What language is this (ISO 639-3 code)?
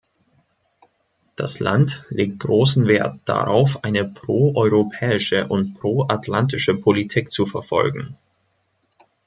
deu